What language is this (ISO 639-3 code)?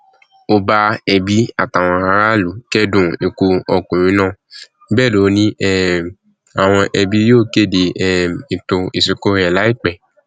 yor